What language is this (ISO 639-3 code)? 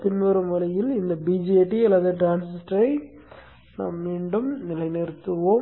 tam